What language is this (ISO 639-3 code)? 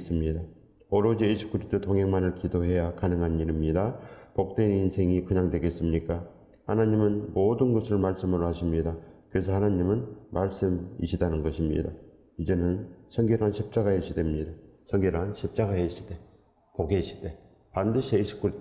kor